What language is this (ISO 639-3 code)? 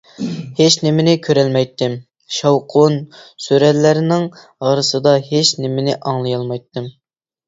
uig